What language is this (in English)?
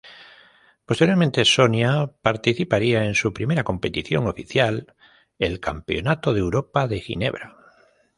Spanish